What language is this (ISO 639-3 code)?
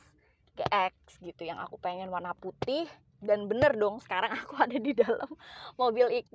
ind